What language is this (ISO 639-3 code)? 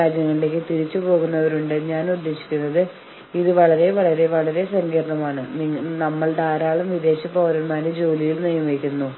mal